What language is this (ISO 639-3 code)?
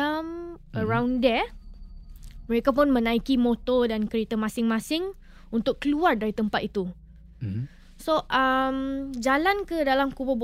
msa